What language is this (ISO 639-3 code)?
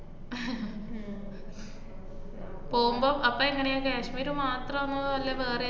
mal